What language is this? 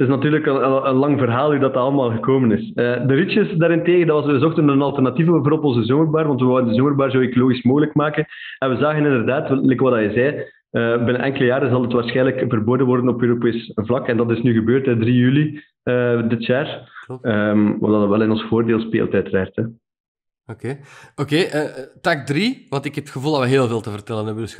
Dutch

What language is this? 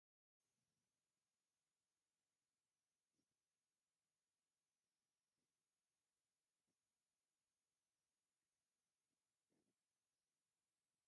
Tigrinya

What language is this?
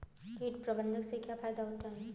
Hindi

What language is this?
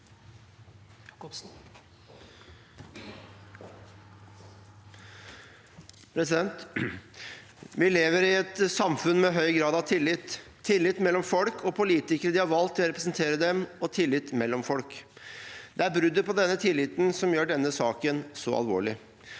Norwegian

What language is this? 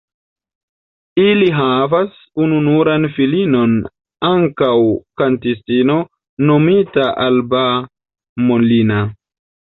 Esperanto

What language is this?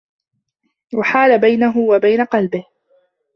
Arabic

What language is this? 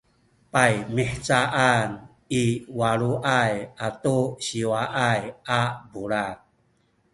Sakizaya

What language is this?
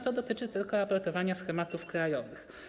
Polish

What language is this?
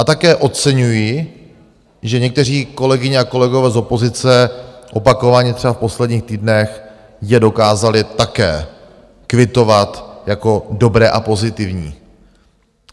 Czech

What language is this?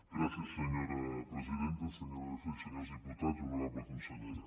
Catalan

